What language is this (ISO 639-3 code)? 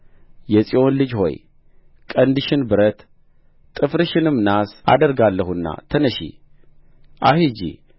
amh